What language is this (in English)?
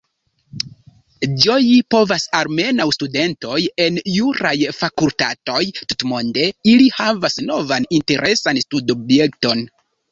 Esperanto